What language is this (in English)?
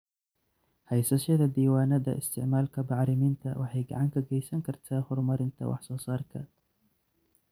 Somali